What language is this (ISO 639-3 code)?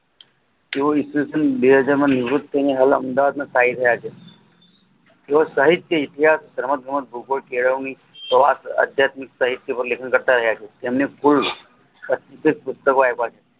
guj